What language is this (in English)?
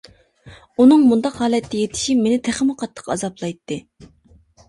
Uyghur